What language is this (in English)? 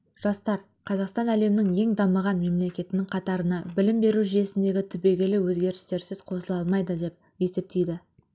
Kazakh